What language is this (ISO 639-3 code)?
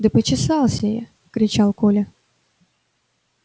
rus